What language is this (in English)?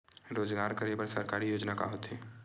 Chhattisgarhi